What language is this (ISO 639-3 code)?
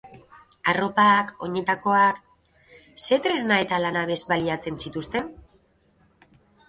eus